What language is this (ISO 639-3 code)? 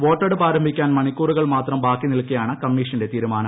mal